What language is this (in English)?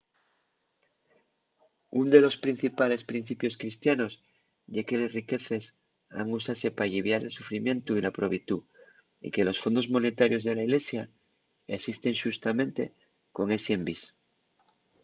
Asturian